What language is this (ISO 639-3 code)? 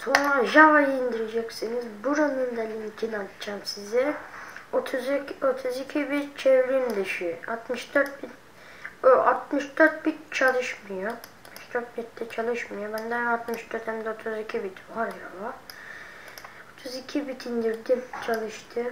tur